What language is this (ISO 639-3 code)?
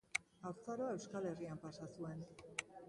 eus